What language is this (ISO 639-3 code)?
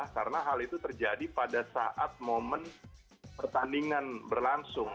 ind